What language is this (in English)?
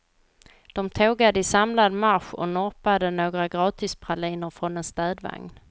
Swedish